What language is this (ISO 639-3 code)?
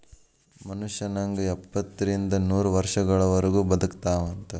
kan